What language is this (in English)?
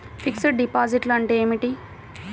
Telugu